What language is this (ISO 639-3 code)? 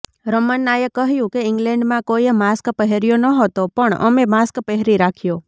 guj